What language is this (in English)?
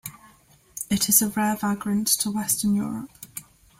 English